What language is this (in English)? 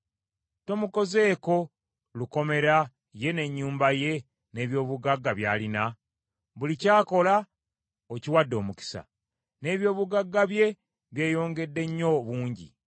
Ganda